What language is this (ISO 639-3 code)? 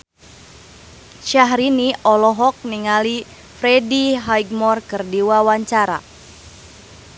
sun